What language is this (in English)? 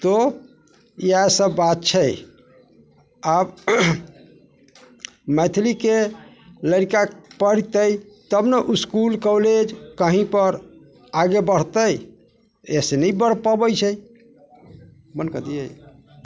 Maithili